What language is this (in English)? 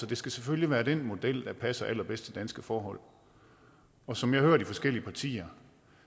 Danish